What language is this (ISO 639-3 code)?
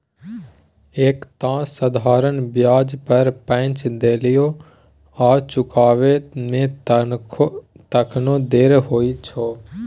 mai